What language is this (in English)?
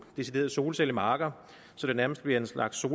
Danish